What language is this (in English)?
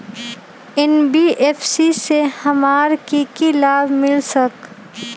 Magahi